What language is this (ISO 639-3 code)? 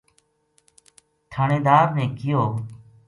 gju